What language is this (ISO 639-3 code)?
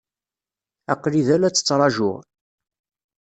kab